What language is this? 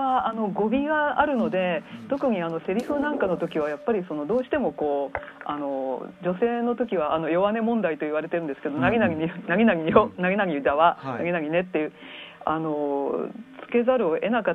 Japanese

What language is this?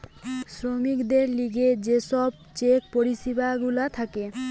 Bangla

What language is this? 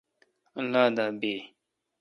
Kalkoti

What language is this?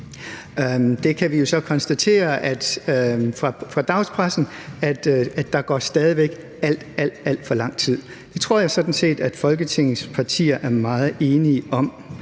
Danish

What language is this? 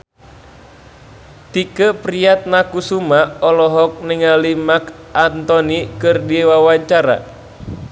Sundanese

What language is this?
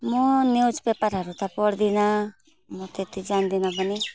Nepali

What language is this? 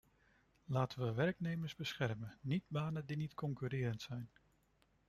Dutch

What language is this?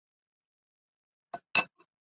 Chinese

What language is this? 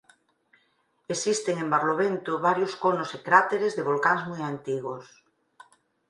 Galician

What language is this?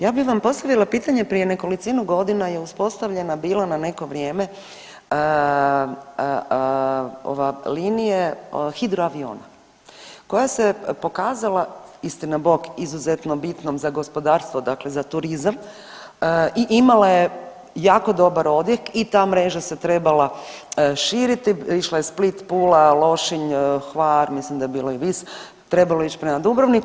Croatian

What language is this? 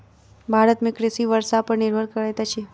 Maithili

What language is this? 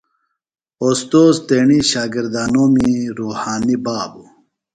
Phalura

